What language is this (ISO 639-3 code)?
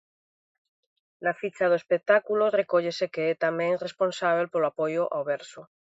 glg